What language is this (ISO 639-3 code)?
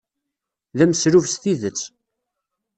kab